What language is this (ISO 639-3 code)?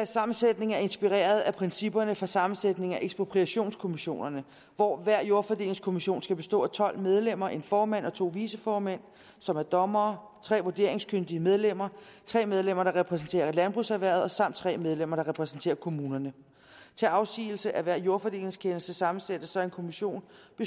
dan